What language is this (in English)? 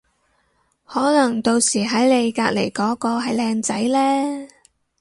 Cantonese